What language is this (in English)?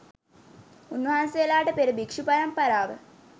Sinhala